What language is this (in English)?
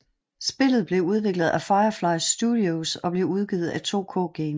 Danish